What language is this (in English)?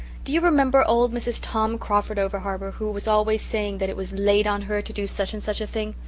English